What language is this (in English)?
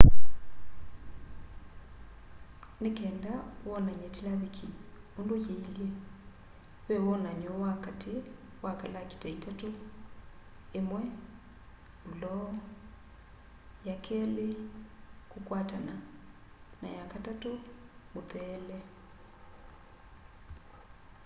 Kamba